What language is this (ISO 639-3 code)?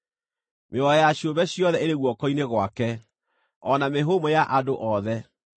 kik